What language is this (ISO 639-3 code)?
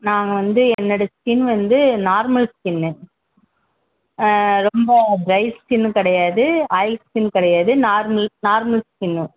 tam